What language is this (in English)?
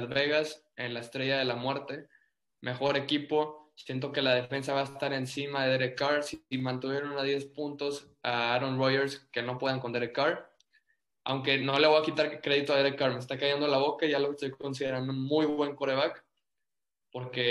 Spanish